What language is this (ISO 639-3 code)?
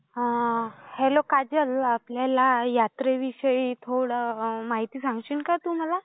mar